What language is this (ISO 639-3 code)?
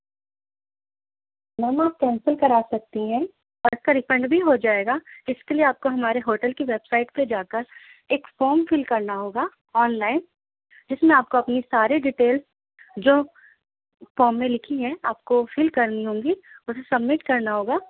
urd